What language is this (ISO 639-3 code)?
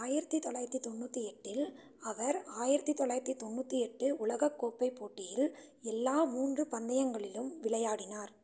tam